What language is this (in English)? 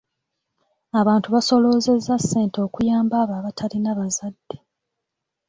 Ganda